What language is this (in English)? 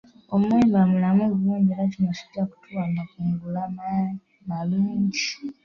Ganda